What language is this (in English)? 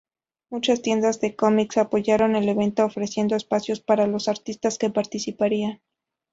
Spanish